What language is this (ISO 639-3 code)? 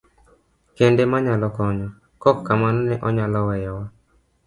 luo